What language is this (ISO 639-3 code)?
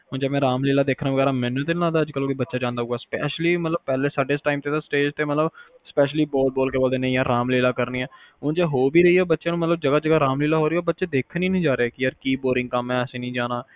pan